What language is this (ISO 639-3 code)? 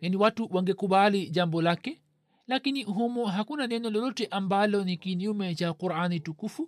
swa